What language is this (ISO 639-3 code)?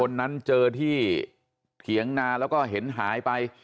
tha